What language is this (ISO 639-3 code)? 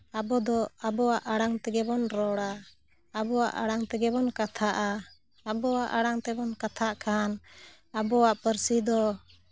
sat